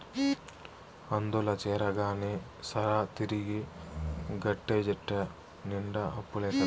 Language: Telugu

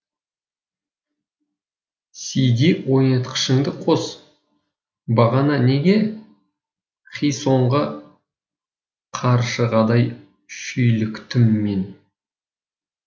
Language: Kazakh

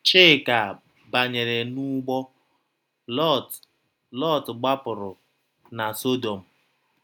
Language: Igbo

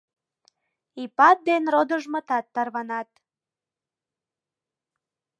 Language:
Mari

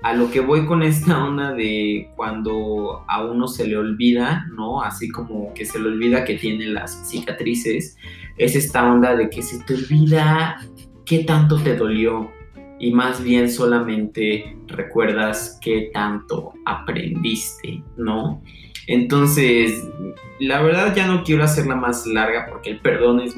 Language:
Spanish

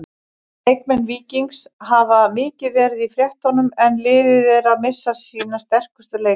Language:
Icelandic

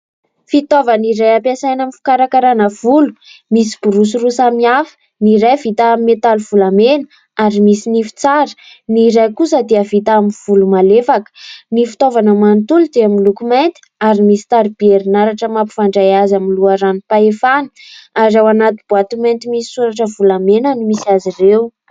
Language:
Malagasy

